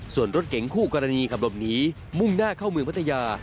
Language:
Thai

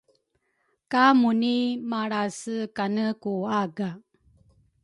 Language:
Rukai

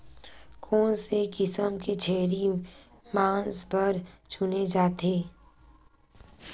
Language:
Chhattisgarhi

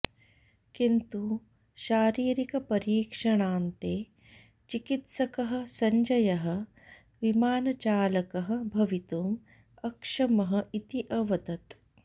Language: Sanskrit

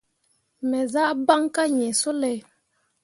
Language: Mundang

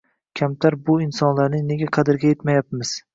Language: Uzbek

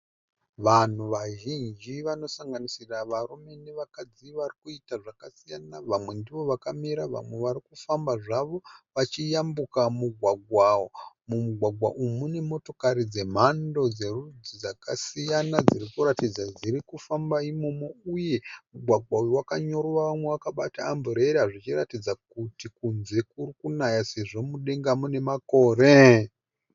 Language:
Shona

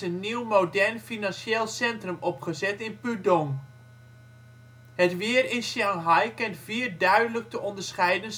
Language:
Dutch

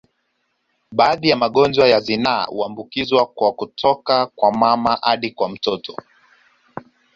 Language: Swahili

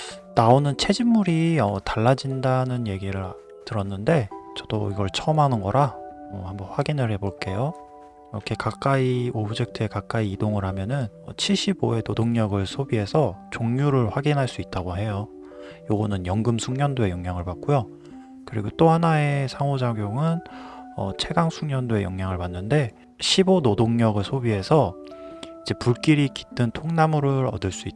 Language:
Korean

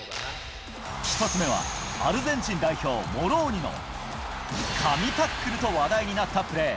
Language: Japanese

